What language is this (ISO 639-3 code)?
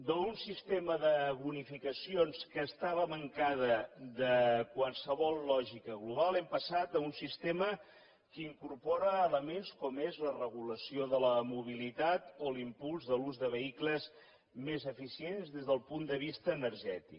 cat